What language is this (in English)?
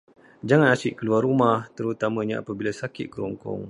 Malay